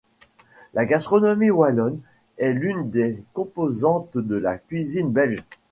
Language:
French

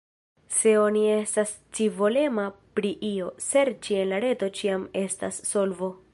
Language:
Esperanto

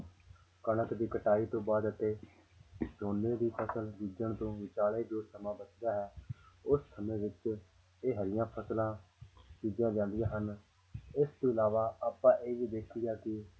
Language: Punjabi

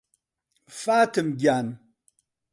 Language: Central Kurdish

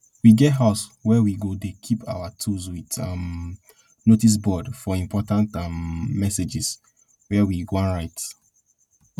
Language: Nigerian Pidgin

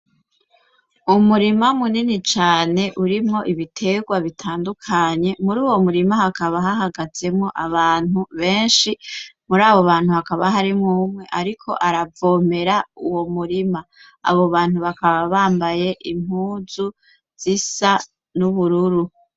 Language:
Rundi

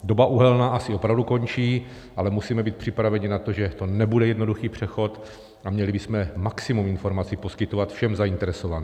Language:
Czech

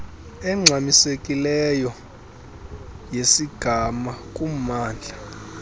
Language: Xhosa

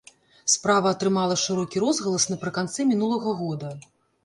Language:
Belarusian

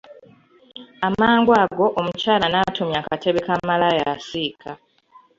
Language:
Ganda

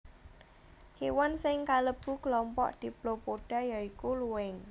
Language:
Javanese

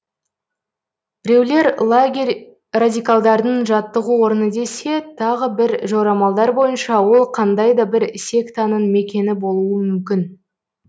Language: Kazakh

